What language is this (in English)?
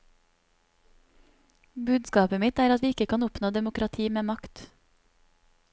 Norwegian